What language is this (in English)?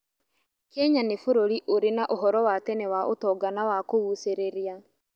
Kikuyu